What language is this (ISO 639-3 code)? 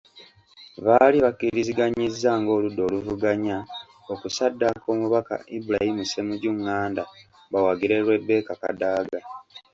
lug